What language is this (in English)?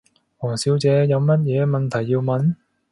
Cantonese